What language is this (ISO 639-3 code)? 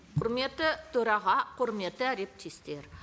kaz